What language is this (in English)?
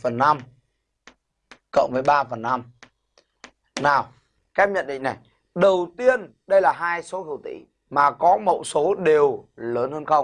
Vietnamese